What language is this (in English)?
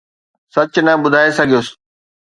Sindhi